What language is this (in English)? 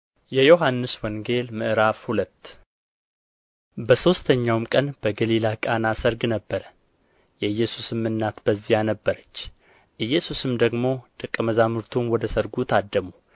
Amharic